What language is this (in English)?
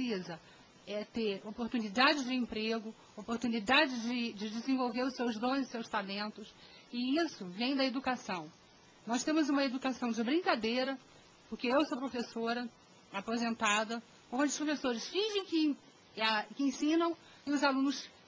Portuguese